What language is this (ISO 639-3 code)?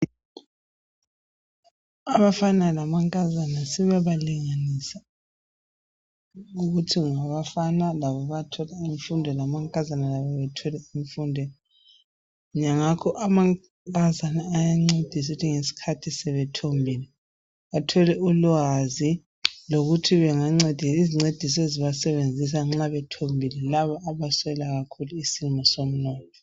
nde